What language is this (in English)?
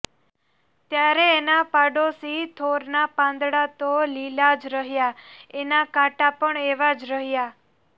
Gujarati